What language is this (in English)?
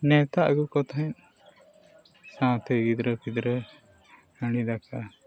Santali